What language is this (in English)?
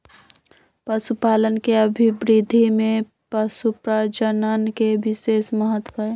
Magahi